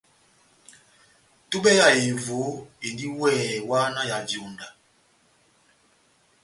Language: Batanga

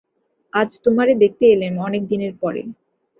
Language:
Bangla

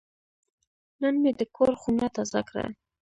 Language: Pashto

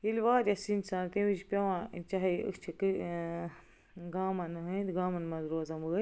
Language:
Kashmiri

